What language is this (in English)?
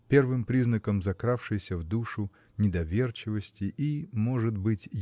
Russian